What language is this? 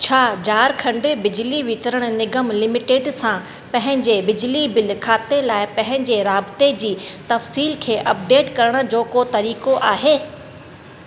Sindhi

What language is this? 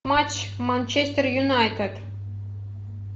Russian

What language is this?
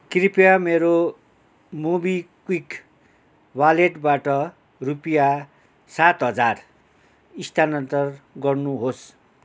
Nepali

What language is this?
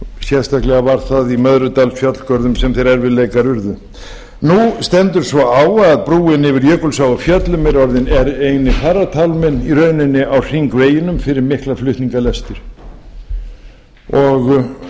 Icelandic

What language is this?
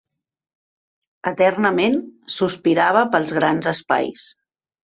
Catalan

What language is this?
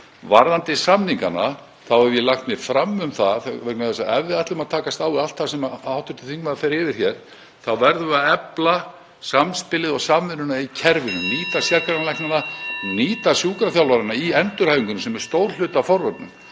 Icelandic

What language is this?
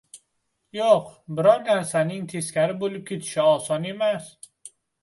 Uzbek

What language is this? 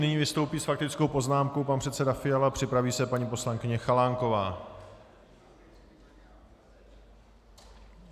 Czech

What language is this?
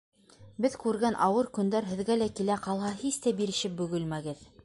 Bashkir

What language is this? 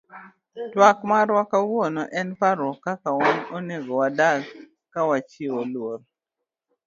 Luo (Kenya and Tanzania)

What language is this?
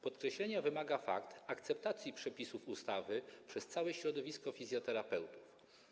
Polish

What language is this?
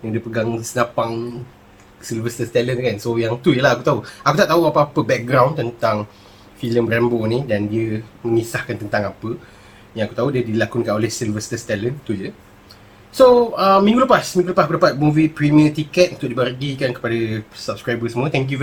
Malay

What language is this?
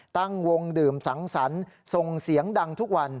Thai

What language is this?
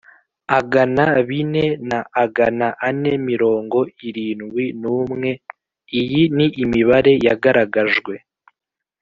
Kinyarwanda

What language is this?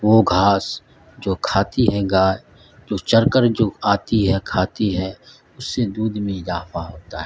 Urdu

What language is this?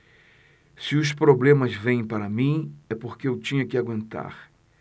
Portuguese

